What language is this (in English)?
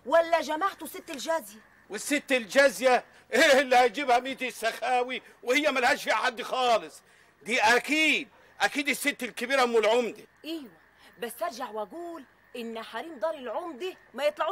Arabic